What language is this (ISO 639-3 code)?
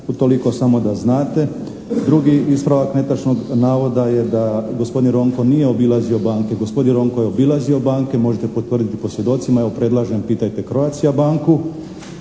hrv